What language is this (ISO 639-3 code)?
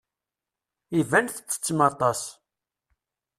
kab